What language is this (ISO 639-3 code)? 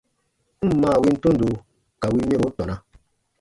bba